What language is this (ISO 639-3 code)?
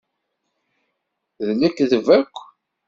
kab